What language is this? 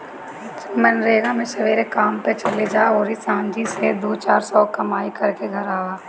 Bhojpuri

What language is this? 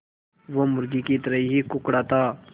Hindi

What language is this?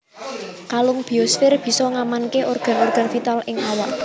Javanese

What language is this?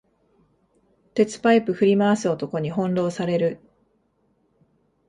Japanese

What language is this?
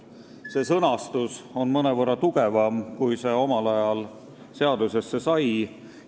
Estonian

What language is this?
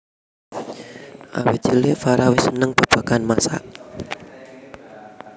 Javanese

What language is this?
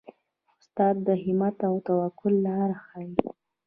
Pashto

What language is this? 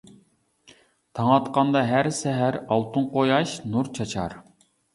Uyghur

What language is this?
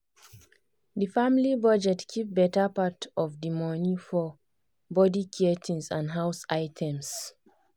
Nigerian Pidgin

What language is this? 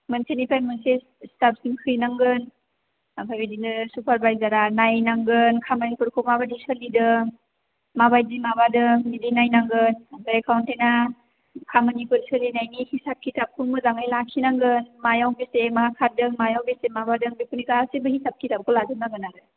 Bodo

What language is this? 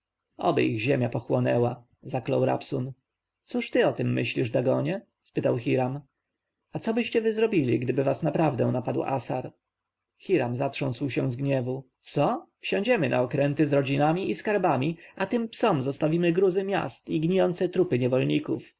Polish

